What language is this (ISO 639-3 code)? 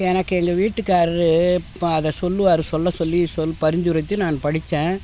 tam